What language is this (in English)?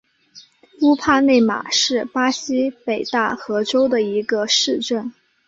Chinese